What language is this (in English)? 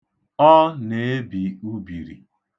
Igbo